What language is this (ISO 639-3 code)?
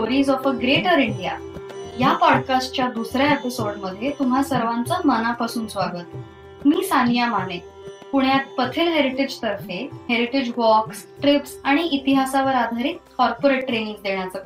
mar